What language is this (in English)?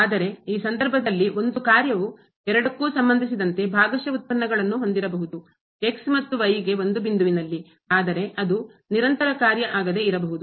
Kannada